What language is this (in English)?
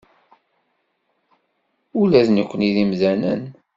Kabyle